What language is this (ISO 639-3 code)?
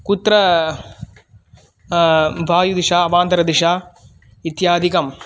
san